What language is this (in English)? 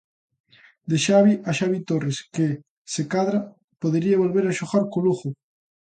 Galician